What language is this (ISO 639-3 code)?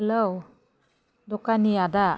brx